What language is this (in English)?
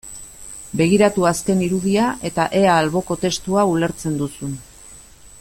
Basque